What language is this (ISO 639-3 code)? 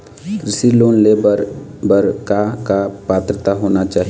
hne